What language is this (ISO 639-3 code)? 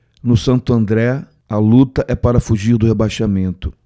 por